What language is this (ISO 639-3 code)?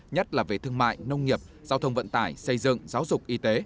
vie